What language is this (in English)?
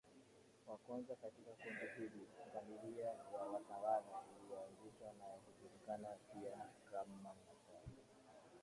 Swahili